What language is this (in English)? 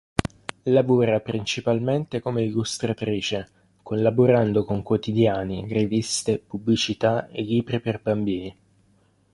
Italian